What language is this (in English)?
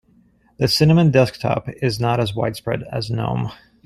English